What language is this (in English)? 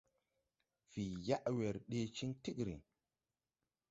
Tupuri